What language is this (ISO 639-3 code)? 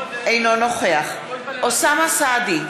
heb